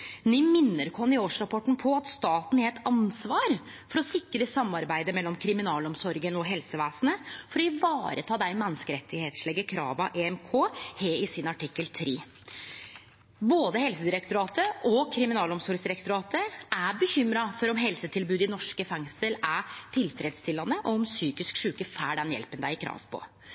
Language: Norwegian Nynorsk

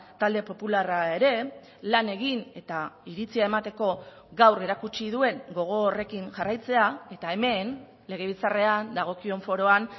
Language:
Basque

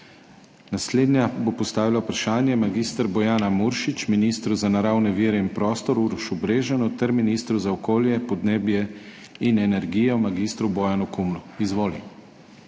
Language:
Slovenian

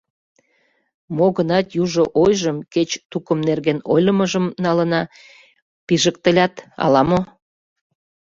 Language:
Mari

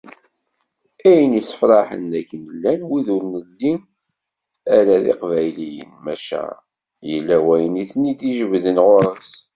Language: Kabyle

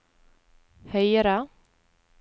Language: Norwegian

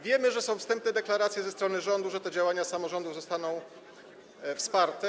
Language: Polish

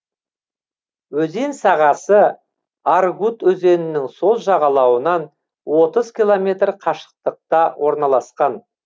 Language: Kazakh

